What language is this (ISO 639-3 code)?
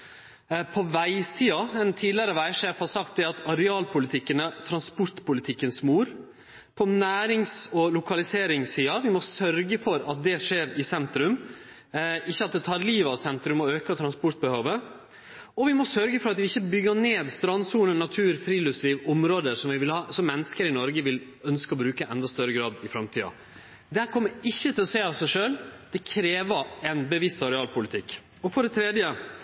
nno